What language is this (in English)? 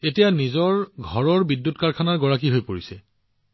Assamese